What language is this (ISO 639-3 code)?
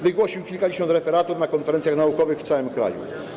pol